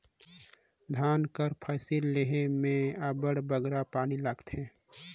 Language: Chhattisgarhi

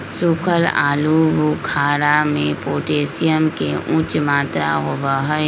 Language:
Magahi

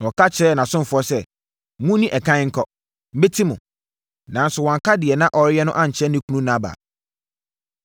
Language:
Akan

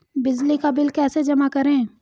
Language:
Hindi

